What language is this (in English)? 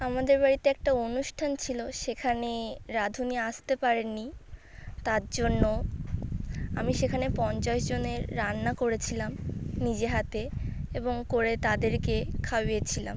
Bangla